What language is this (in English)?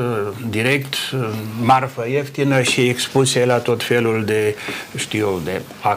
Romanian